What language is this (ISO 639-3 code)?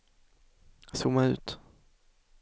swe